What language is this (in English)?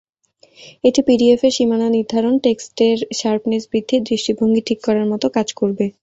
Bangla